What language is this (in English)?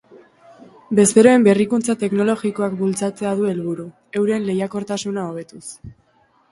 Basque